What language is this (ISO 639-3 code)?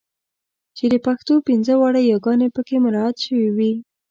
pus